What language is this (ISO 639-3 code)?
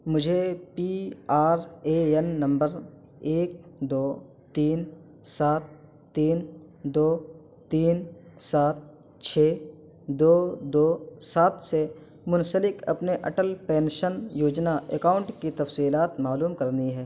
urd